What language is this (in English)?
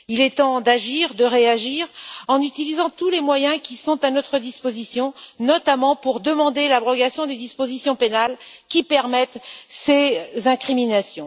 French